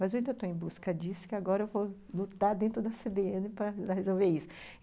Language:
Portuguese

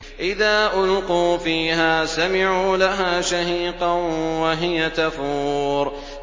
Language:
Arabic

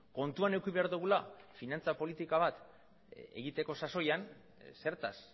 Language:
Basque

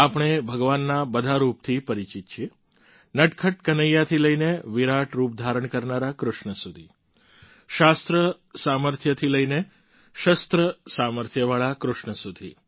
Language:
Gujarati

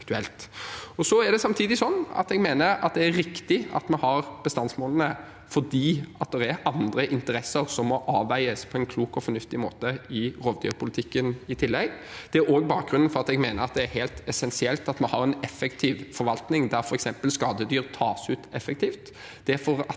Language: Norwegian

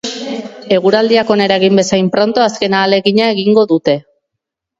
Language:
Basque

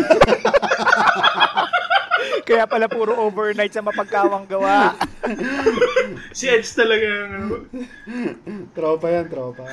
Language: Filipino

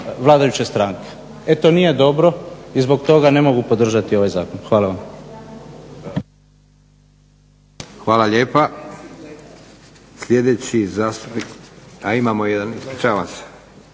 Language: Croatian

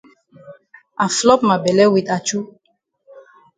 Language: Cameroon Pidgin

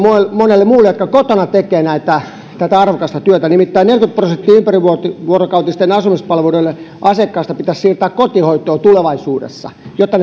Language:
Finnish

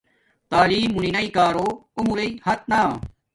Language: Domaaki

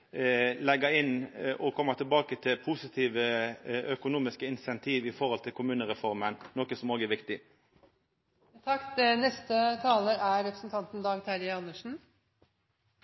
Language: Norwegian Nynorsk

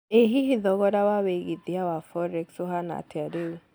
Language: Kikuyu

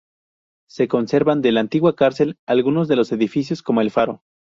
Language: Spanish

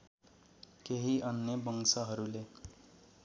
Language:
Nepali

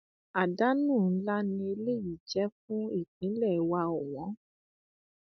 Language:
Yoruba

